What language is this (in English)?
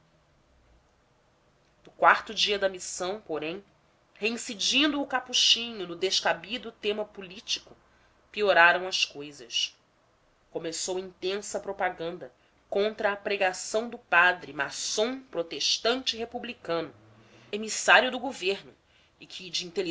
Portuguese